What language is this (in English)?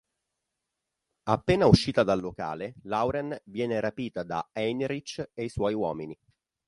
Italian